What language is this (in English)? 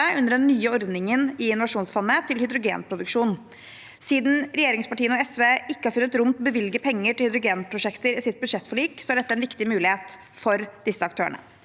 Norwegian